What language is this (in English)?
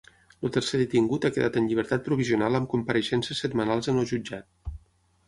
Catalan